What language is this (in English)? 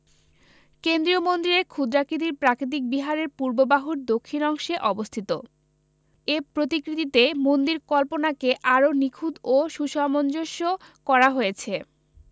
Bangla